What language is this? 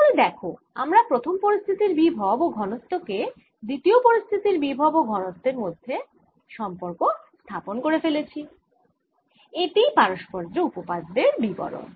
Bangla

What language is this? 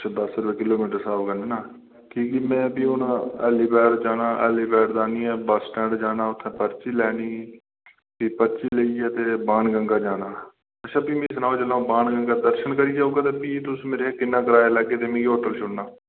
Dogri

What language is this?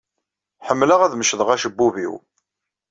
Kabyle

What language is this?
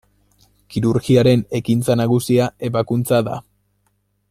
Basque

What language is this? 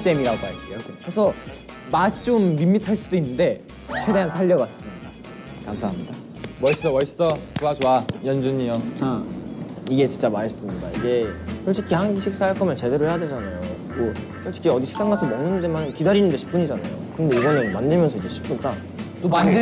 Korean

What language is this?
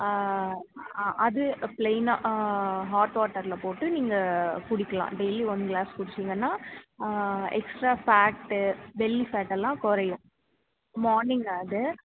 Tamil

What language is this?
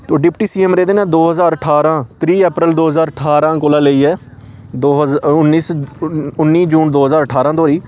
Dogri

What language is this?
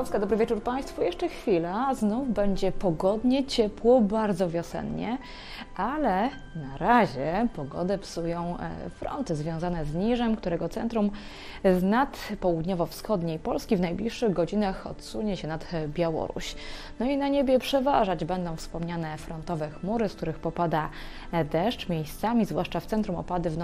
Polish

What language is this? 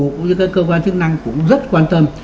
Vietnamese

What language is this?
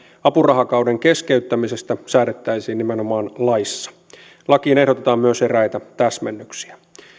Finnish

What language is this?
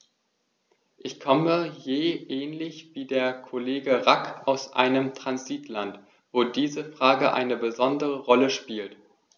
German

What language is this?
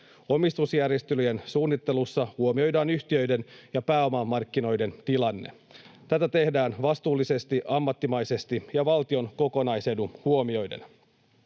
Finnish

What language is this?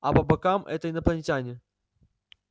Russian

